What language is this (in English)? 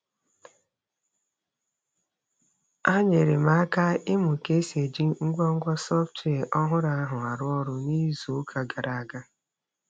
Igbo